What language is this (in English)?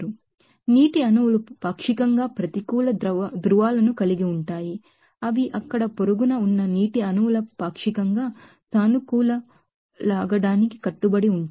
Telugu